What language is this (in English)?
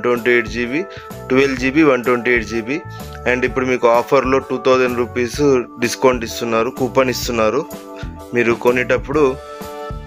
Telugu